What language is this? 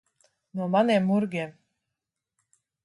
Latvian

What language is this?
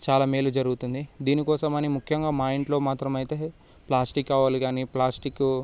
Telugu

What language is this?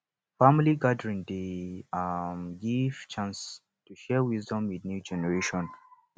Nigerian Pidgin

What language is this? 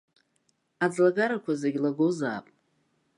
Abkhazian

